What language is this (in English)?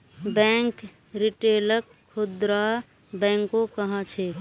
Magahi